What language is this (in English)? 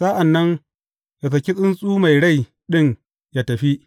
Hausa